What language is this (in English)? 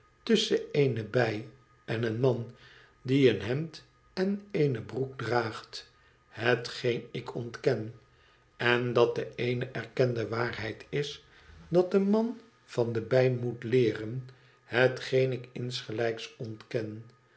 Dutch